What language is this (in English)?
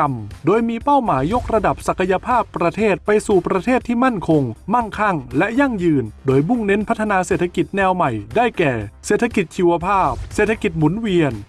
Thai